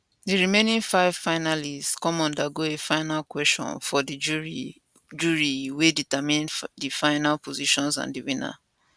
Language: Nigerian Pidgin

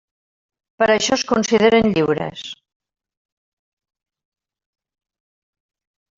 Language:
Catalan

